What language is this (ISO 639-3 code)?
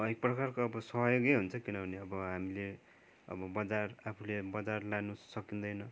nep